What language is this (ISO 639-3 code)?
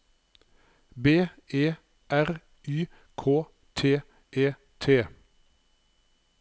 nor